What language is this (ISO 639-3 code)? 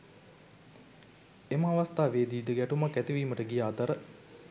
sin